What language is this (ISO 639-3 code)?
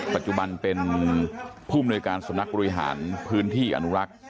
tha